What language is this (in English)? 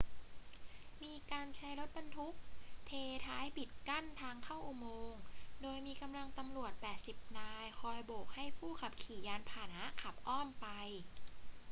Thai